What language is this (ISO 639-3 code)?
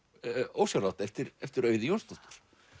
isl